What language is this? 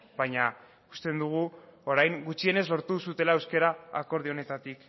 Basque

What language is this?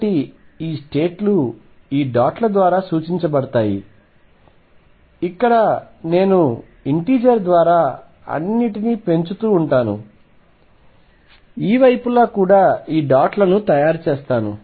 Telugu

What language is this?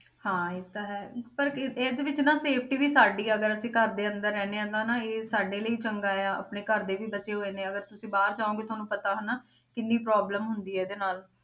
Punjabi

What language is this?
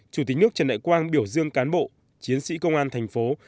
Vietnamese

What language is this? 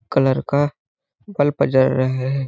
Hindi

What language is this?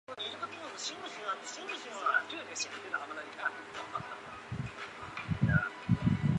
Chinese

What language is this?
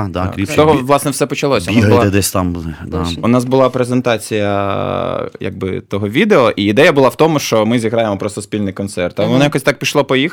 Ukrainian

